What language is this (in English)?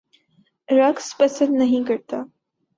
Urdu